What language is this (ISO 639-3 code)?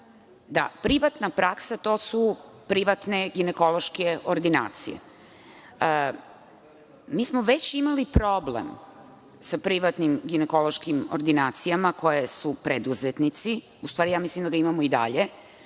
srp